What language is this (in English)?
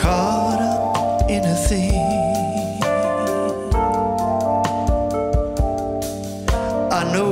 English